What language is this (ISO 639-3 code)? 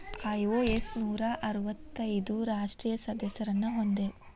kan